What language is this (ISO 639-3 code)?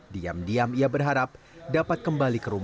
ind